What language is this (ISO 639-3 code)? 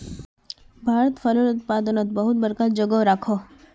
mag